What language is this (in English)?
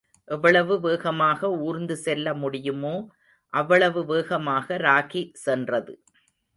Tamil